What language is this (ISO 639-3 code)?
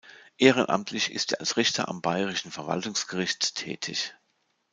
deu